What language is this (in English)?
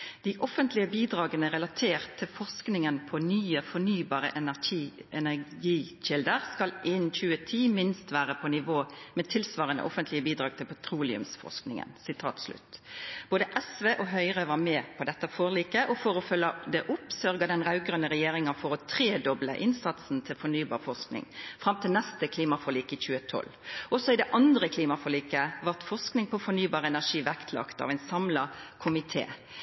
Norwegian Nynorsk